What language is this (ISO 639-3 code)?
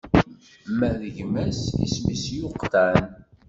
kab